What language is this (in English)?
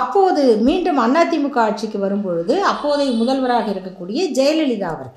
Tamil